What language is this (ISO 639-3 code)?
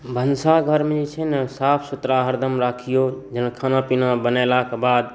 mai